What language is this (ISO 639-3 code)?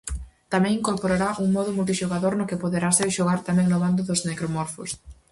glg